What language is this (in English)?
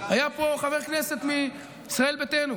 Hebrew